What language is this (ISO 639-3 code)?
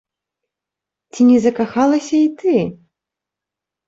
bel